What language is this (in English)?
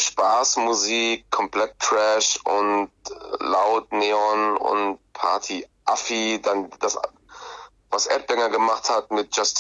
German